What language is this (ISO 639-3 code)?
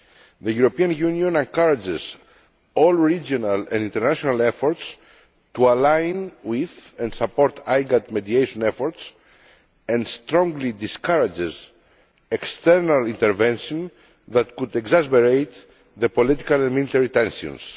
eng